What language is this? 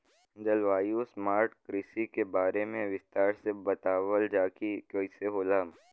Bhojpuri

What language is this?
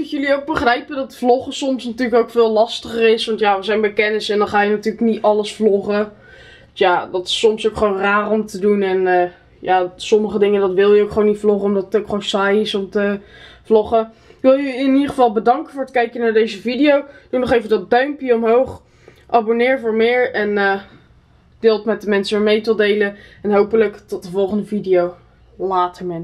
Dutch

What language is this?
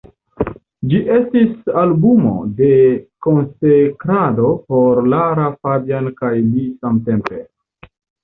Esperanto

